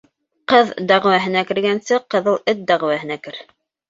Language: Bashkir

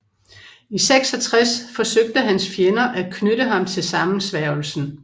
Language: Danish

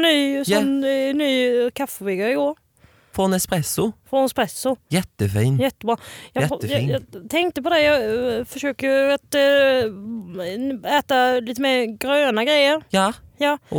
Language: Swedish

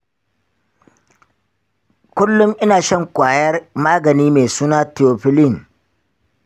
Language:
Hausa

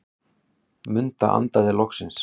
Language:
Icelandic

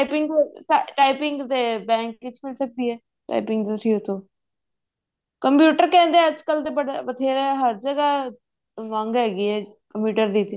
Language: Punjabi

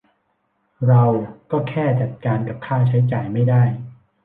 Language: Thai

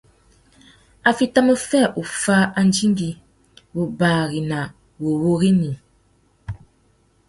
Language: Tuki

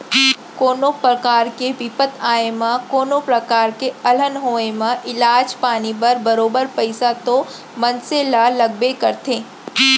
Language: Chhattisgarhi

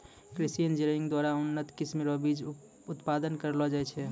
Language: Maithili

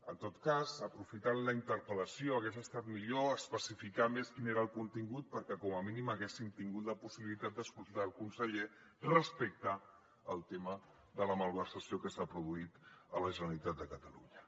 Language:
Catalan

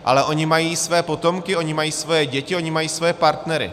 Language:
Czech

